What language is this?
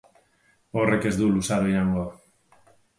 Basque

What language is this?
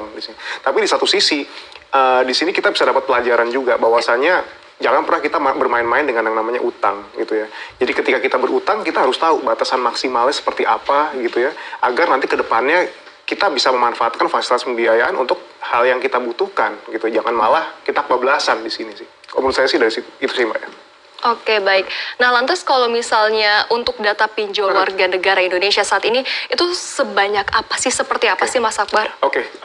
Indonesian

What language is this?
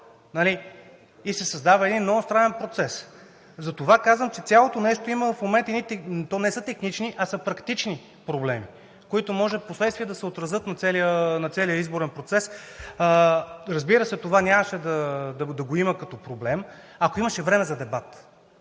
Bulgarian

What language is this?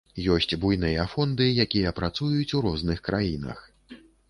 Belarusian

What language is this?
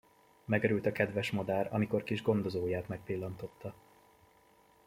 Hungarian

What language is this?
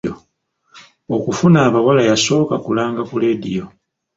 Ganda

